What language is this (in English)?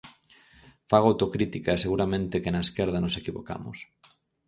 Galician